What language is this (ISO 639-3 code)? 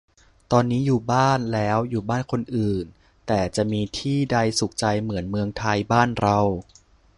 tha